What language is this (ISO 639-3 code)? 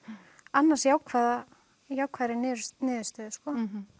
isl